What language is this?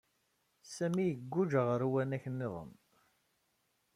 Kabyle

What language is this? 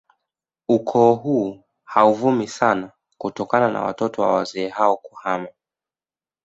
Swahili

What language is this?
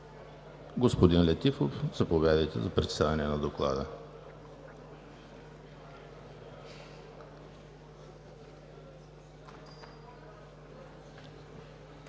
Bulgarian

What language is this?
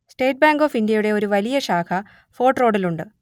Malayalam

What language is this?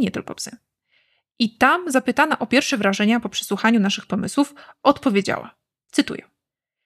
Polish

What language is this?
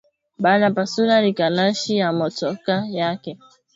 Swahili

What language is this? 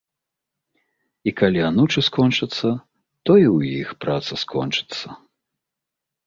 Belarusian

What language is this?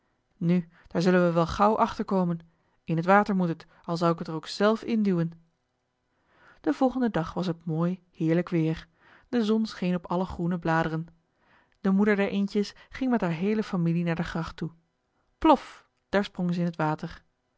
Dutch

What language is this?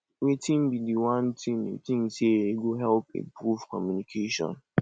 Nigerian Pidgin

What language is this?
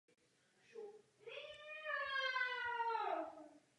Czech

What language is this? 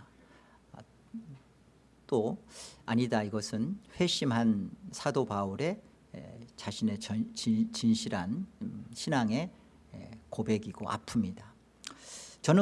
Korean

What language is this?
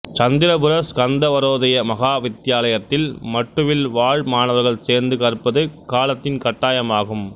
Tamil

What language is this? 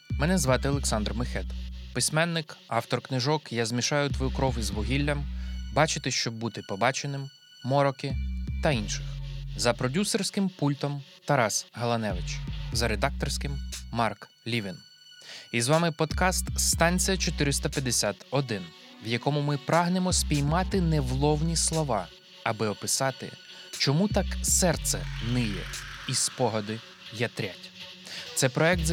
Ukrainian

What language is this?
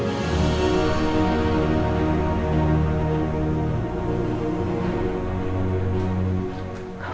Indonesian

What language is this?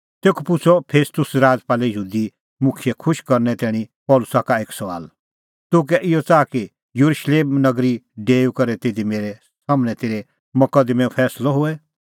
Kullu Pahari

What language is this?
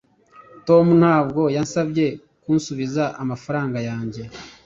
Kinyarwanda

